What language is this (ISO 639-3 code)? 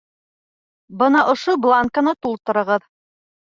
bak